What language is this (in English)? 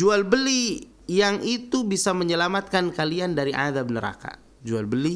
Indonesian